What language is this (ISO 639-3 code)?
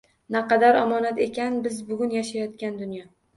uzb